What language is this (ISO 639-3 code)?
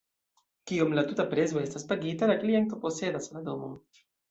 epo